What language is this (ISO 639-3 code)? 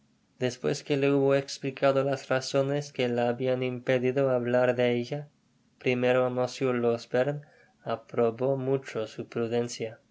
spa